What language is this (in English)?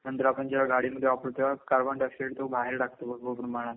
Marathi